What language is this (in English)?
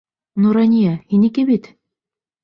Bashkir